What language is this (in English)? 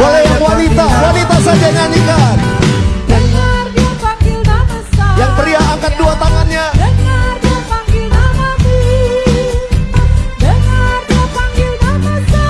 Indonesian